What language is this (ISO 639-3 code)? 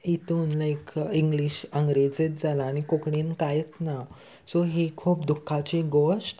kok